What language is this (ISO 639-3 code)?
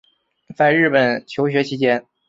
zho